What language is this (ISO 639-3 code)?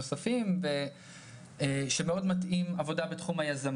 heb